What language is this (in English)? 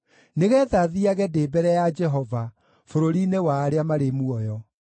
Kikuyu